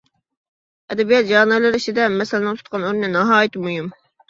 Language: Uyghur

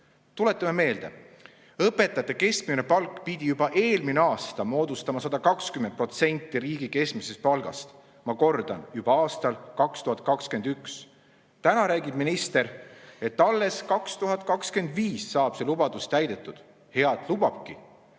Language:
Estonian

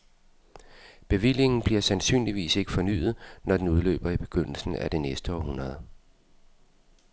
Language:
Danish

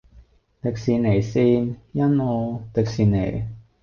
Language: Cantonese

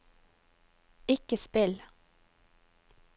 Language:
Norwegian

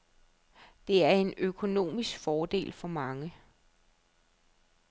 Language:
Danish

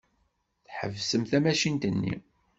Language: Kabyle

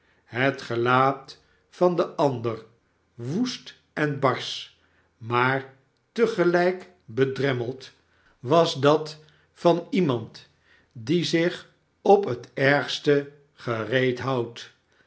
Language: Dutch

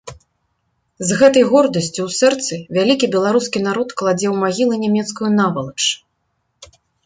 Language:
Belarusian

